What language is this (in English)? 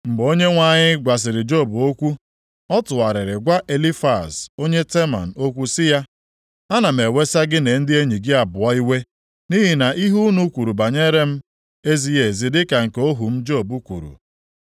Igbo